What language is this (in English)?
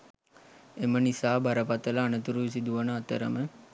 Sinhala